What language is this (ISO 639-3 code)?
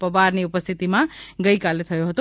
guj